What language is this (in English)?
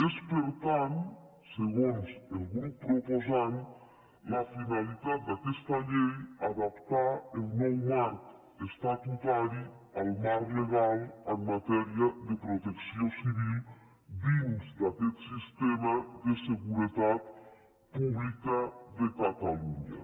Catalan